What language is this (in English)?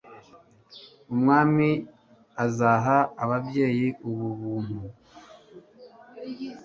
Kinyarwanda